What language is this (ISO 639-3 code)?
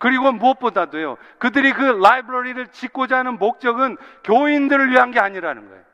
kor